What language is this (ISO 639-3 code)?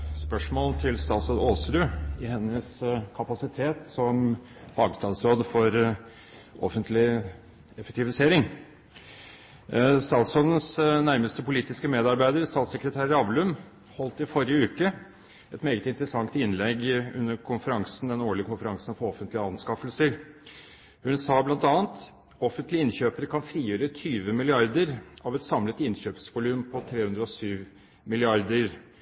nob